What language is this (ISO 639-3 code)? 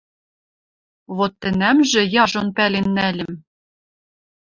mrj